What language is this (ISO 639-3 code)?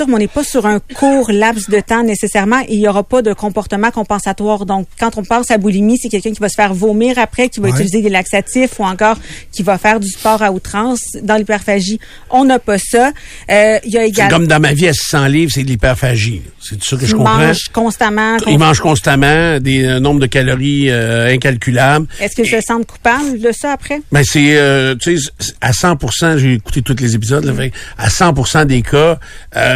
fra